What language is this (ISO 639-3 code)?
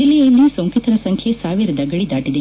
kan